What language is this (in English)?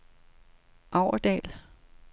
Danish